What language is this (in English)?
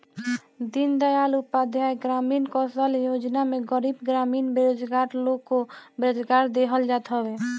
Bhojpuri